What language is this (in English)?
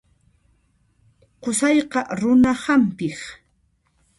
Puno Quechua